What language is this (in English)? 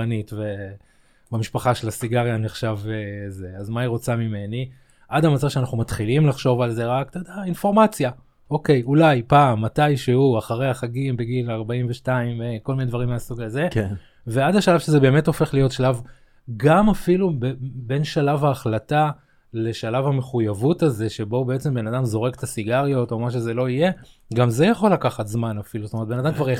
Hebrew